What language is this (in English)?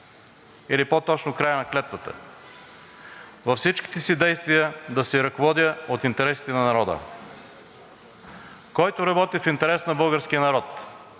Bulgarian